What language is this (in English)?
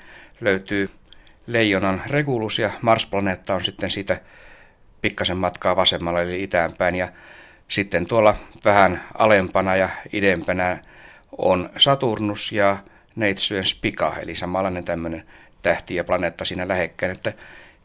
Finnish